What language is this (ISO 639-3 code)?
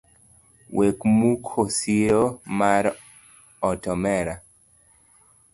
luo